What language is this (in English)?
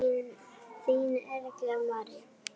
Icelandic